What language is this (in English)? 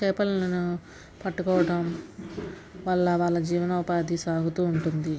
Telugu